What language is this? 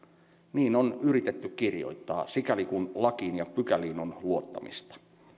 Finnish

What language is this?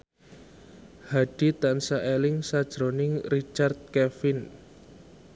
Javanese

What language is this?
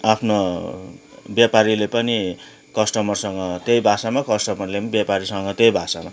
Nepali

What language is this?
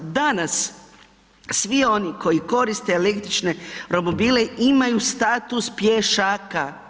Croatian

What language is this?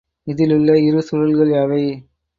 Tamil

